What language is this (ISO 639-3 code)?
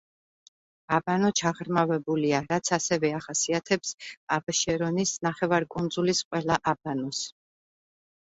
kat